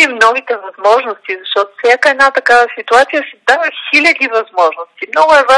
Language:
Bulgarian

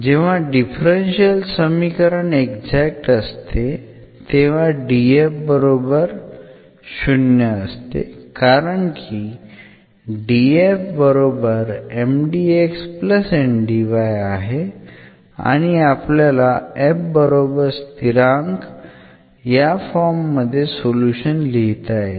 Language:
Marathi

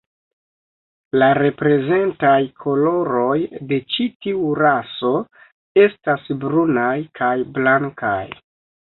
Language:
Esperanto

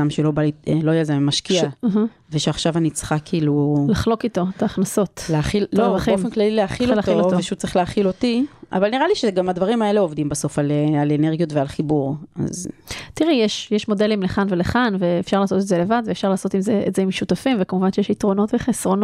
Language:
Hebrew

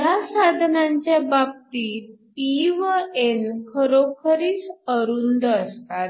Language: Marathi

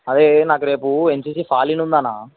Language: Telugu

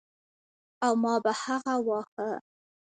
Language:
Pashto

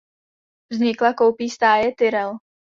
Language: Czech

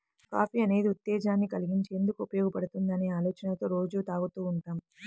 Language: Telugu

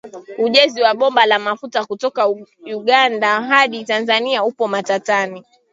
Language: Swahili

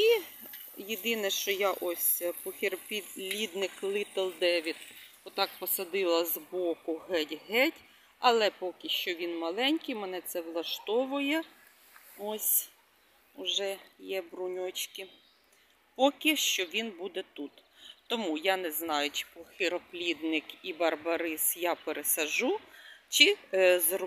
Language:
Ukrainian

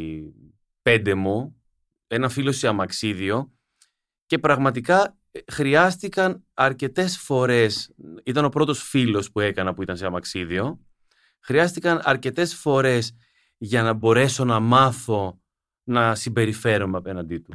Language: Greek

